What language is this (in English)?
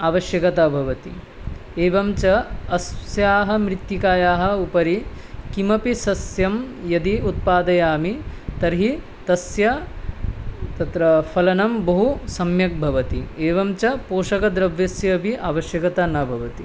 Sanskrit